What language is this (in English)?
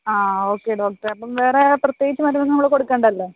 Malayalam